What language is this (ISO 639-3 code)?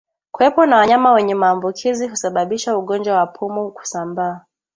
swa